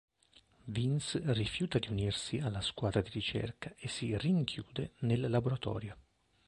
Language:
Italian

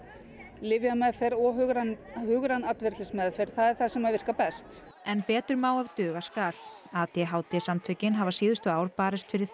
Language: Icelandic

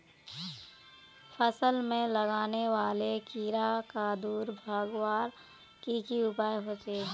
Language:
Magahi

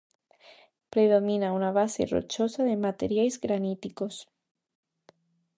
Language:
Galician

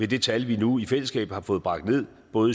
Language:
Danish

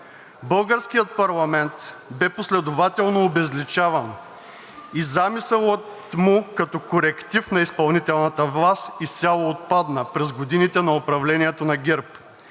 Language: Bulgarian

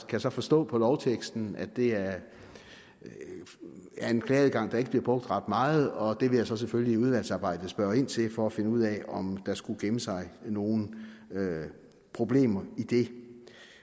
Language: Danish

